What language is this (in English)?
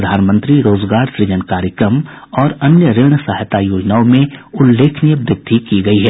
Hindi